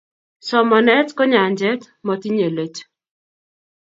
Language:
Kalenjin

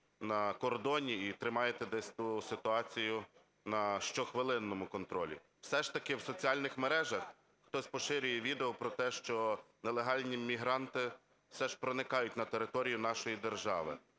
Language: Ukrainian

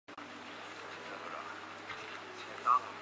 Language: Chinese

